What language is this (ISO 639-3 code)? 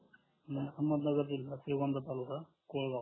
mar